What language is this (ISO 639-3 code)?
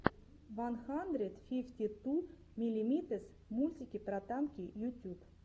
rus